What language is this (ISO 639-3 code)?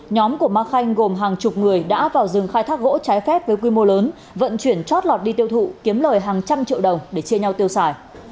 vie